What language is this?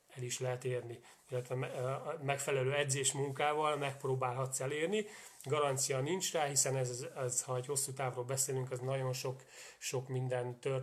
Hungarian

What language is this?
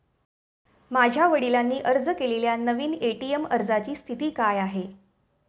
Marathi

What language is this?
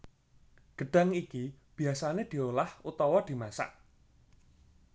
Javanese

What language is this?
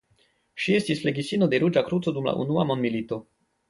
Esperanto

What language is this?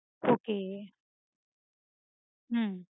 Tamil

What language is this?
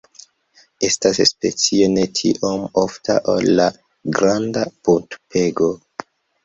Esperanto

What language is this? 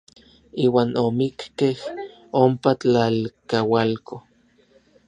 Orizaba Nahuatl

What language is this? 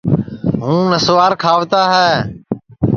Sansi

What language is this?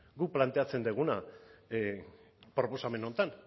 Basque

